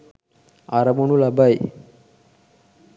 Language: Sinhala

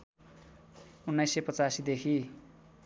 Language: Nepali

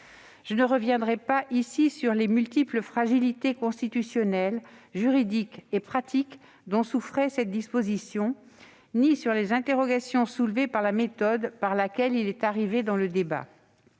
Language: French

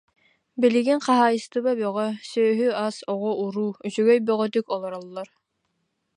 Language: Yakut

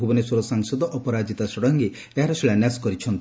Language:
Odia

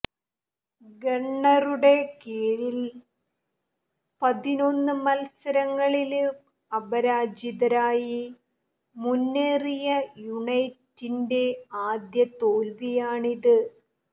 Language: Malayalam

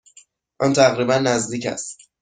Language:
Persian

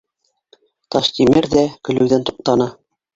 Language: Bashkir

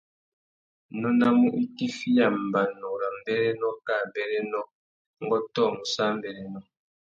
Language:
Tuki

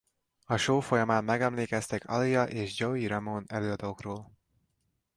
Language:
Hungarian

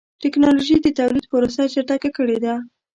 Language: Pashto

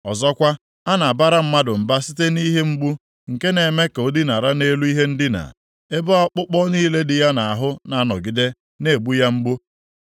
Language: Igbo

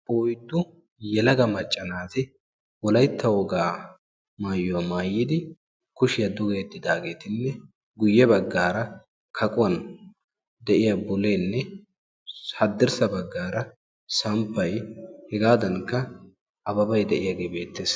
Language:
Wolaytta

